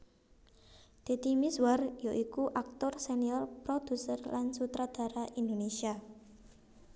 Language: Javanese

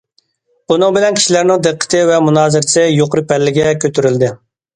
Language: Uyghur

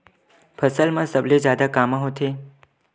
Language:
Chhattisgarhi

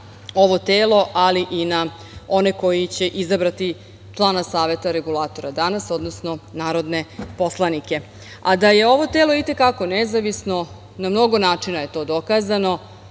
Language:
Serbian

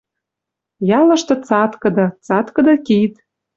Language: Western Mari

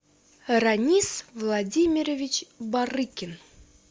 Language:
Russian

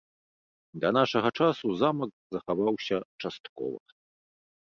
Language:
Belarusian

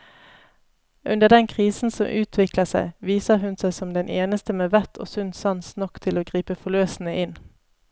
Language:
Norwegian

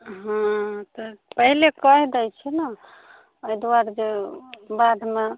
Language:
Maithili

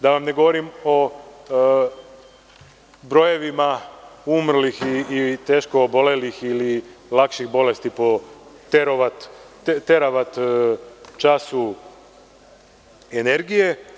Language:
Serbian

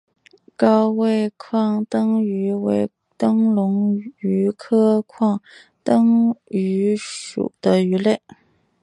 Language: Chinese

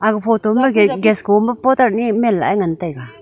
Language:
Wancho Naga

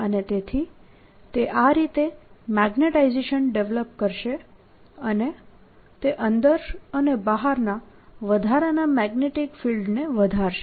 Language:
Gujarati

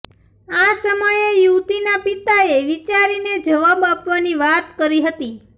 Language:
Gujarati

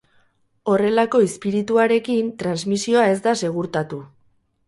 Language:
Basque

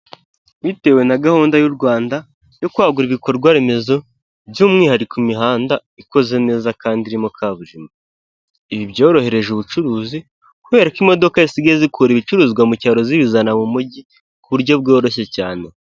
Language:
Kinyarwanda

